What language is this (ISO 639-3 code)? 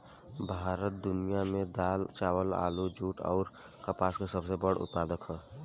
bho